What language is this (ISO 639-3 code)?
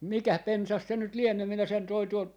fin